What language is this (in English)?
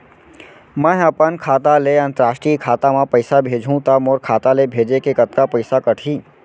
Chhattisgarhi